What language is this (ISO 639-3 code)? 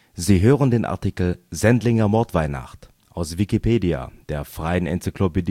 deu